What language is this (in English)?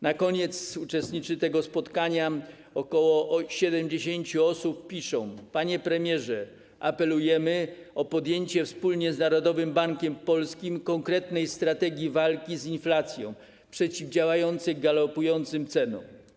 Polish